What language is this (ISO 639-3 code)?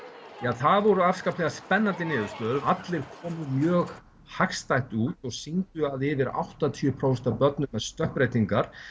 isl